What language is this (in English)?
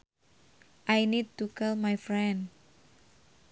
Sundanese